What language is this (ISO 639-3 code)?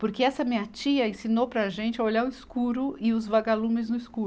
por